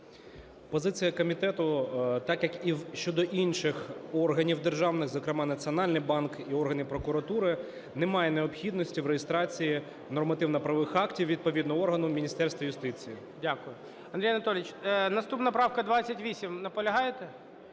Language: Ukrainian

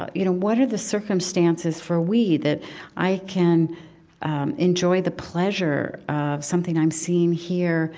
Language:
English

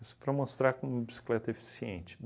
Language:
Portuguese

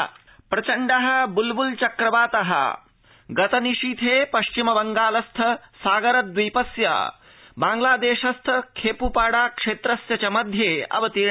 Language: Sanskrit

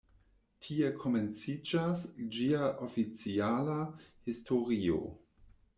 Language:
Esperanto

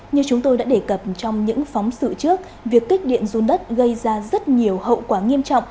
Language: Vietnamese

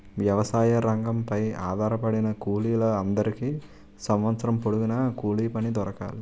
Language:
Telugu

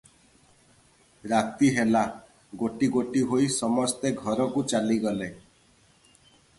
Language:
Odia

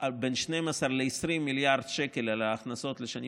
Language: Hebrew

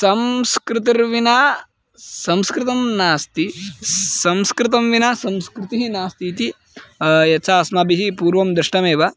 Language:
Sanskrit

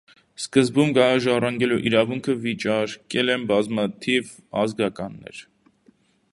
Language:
Armenian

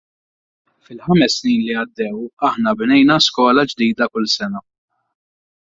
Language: Maltese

